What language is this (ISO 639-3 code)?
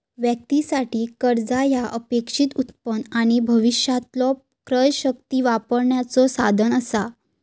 mar